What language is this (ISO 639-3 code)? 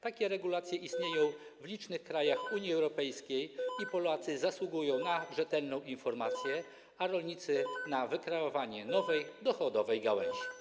pol